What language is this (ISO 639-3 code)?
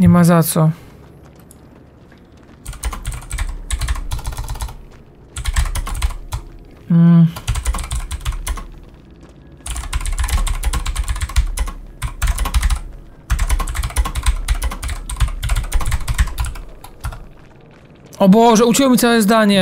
pol